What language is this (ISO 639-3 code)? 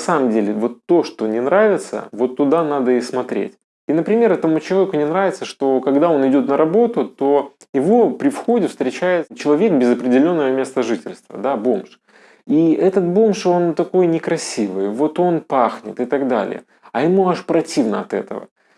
rus